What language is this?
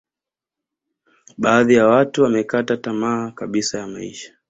Swahili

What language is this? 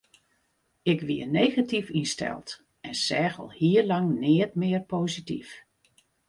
Western Frisian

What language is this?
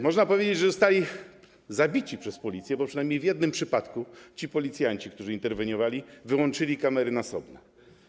Polish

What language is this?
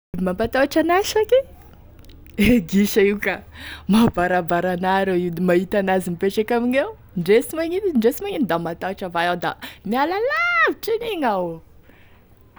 Tesaka Malagasy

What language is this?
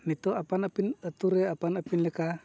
Santali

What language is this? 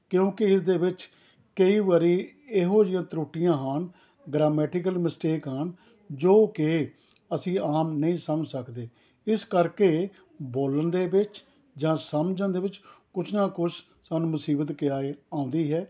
Punjabi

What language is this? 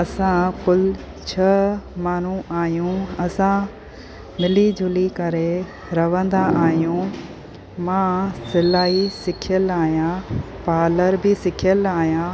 Sindhi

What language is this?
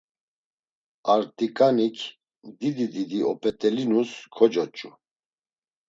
Laz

